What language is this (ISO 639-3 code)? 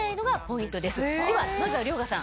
jpn